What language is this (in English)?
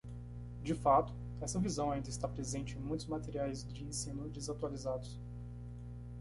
Portuguese